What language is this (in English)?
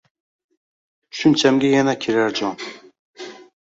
Uzbek